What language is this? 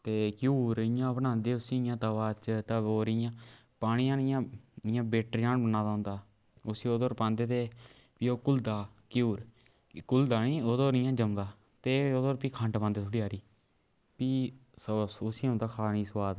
Dogri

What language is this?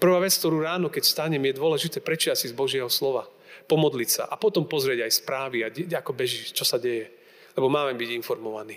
Slovak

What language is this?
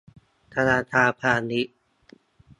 Thai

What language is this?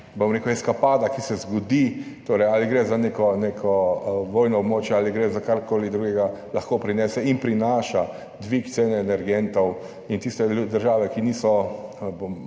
Slovenian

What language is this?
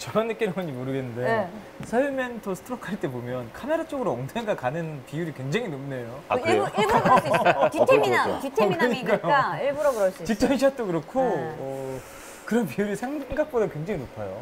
Korean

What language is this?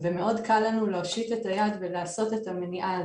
Hebrew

